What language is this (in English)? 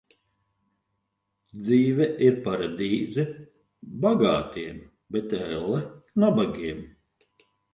Latvian